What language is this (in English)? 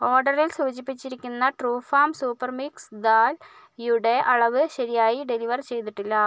Malayalam